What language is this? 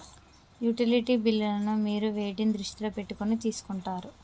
Telugu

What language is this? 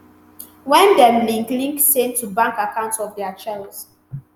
Nigerian Pidgin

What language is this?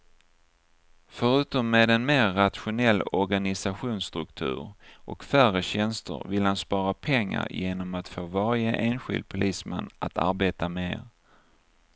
Swedish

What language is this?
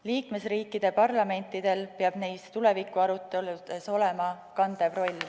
Estonian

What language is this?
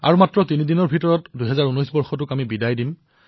Assamese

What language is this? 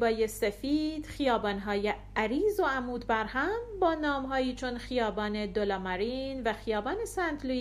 Persian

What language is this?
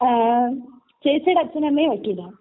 Malayalam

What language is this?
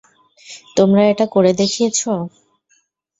Bangla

